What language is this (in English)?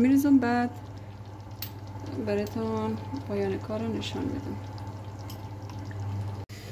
Persian